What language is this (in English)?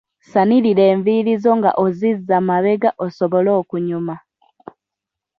Ganda